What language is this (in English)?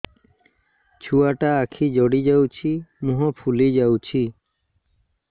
Odia